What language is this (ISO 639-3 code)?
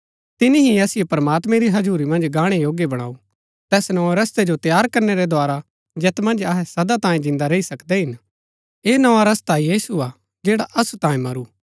gbk